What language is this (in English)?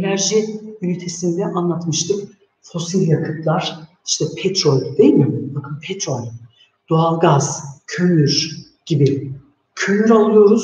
Turkish